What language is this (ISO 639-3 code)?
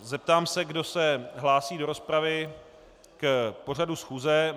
ces